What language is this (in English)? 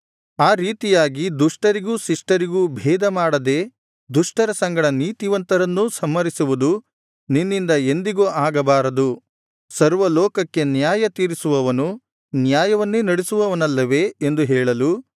Kannada